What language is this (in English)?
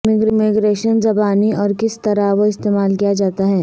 Urdu